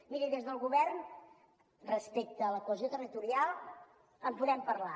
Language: Catalan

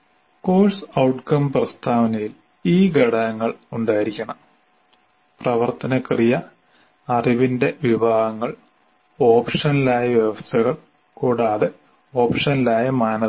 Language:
Malayalam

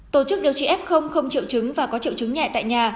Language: Vietnamese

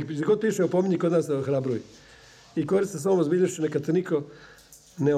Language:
Croatian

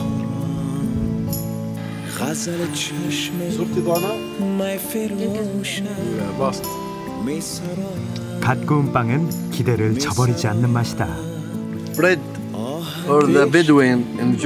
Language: Korean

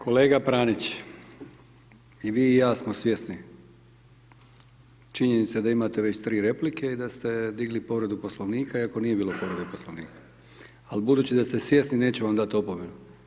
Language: Croatian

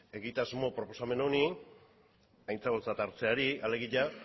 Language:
Basque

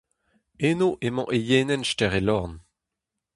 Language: Breton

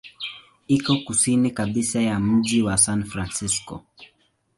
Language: Swahili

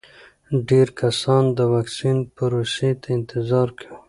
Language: Pashto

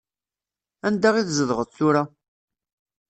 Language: Kabyle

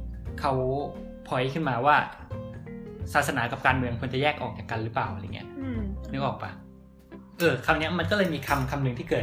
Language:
Thai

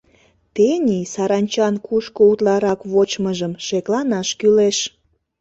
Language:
Mari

